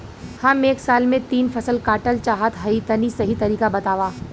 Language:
Bhojpuri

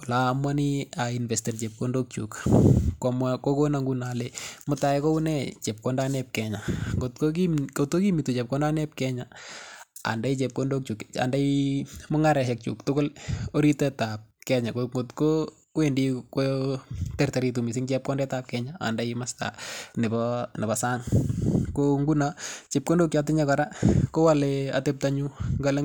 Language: Kalenjin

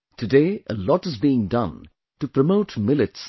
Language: English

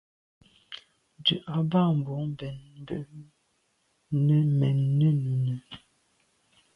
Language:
Medumba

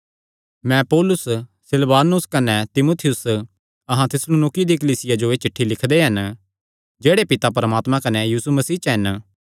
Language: Kangri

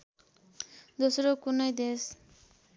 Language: Nepali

